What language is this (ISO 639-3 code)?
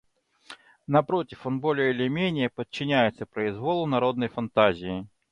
rus